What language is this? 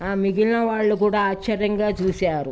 Telugu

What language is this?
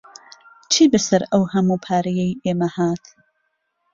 Central Kurdish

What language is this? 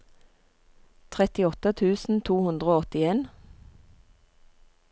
Norwegian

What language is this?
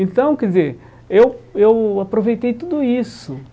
Portuguese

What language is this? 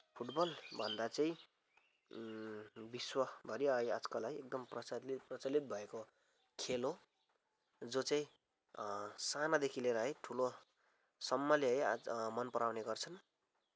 Nepali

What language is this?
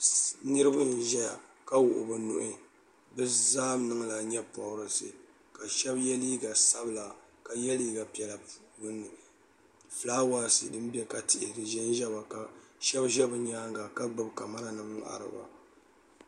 Dagbani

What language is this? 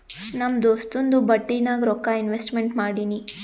Kannada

